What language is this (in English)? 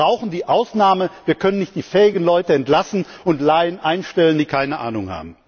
German